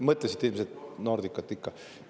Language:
Estonian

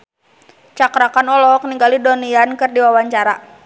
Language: Sundanese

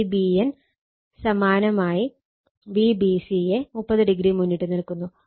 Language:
Malayalam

